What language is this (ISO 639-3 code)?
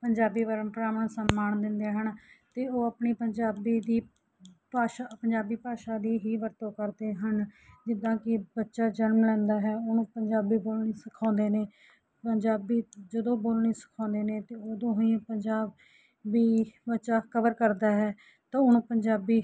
pan